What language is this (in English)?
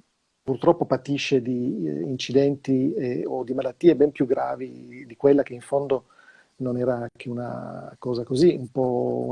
Italian